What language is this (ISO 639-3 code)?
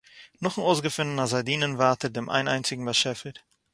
yid